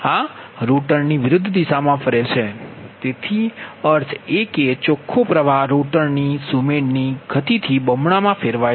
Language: Gujarati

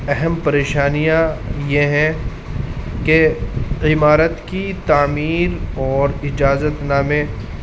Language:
Urdu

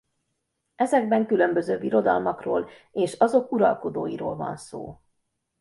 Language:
Hungarian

